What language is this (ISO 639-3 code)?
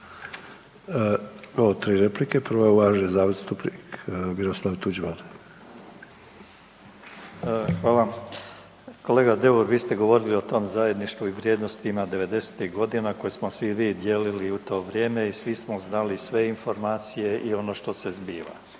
hrv